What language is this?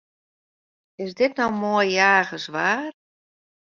Western Frisian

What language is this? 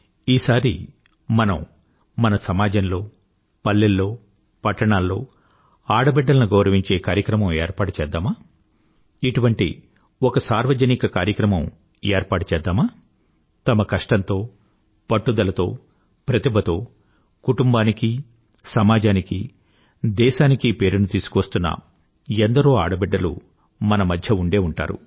Telugu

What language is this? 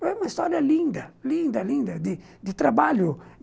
Portuguese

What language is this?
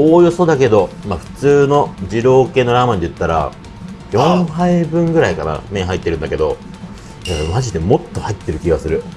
Japanese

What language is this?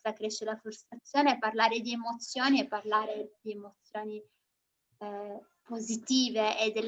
Italian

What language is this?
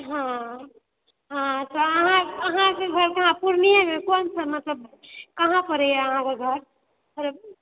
Maithili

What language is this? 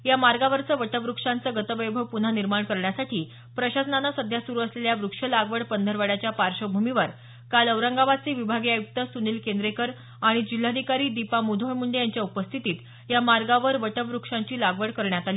Marathi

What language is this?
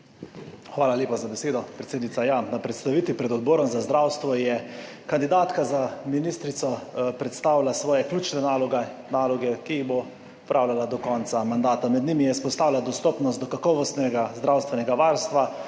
Slovenian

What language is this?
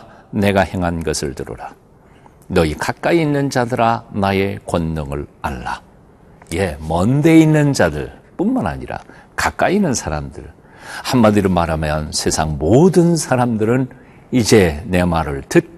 Korean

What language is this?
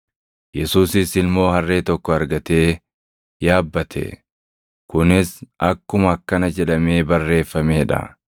Oromo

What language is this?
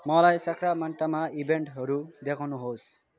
Nepali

